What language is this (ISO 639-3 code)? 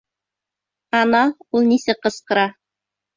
bak